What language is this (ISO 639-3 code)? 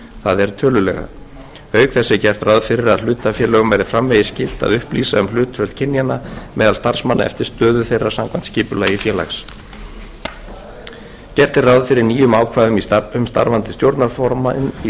isl